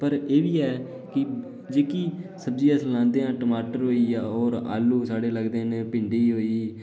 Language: Dogri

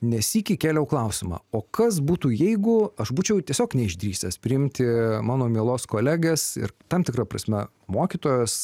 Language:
Lithuanian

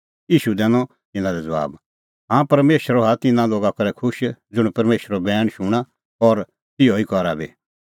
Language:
Kullu Pahari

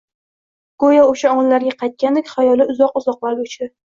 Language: Uzbek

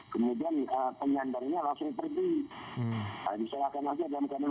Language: Indonesian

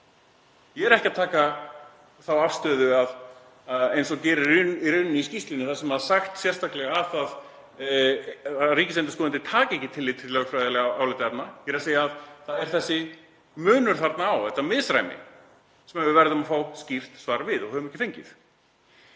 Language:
Icelandic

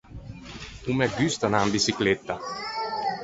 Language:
Ligurian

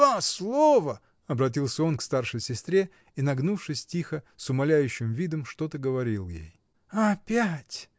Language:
Russian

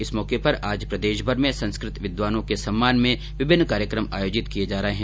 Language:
Hindi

